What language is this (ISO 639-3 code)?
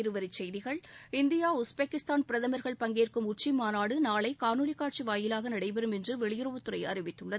tam